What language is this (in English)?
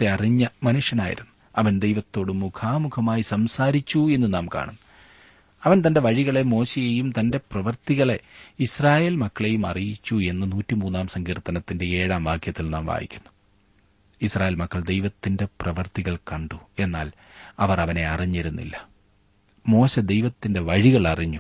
Malayalam